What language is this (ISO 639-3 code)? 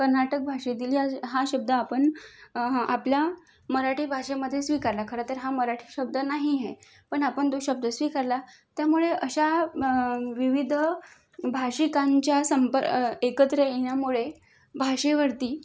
mar